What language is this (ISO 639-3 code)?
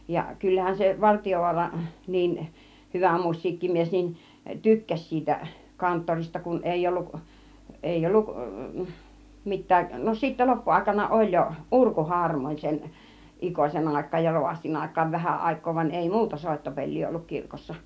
fin